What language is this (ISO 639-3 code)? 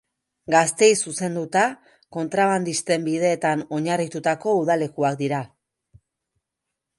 eus